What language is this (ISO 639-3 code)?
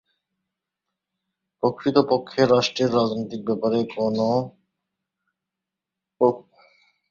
ben